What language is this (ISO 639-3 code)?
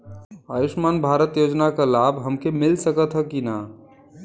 bho